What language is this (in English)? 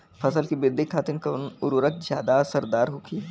Bhojpuri